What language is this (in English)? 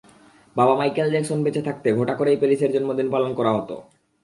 Bangla